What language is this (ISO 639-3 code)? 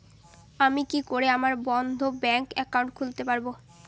ben